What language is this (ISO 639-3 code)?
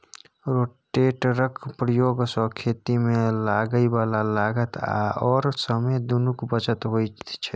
mai